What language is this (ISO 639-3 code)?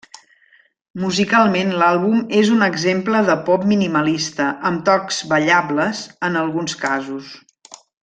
cat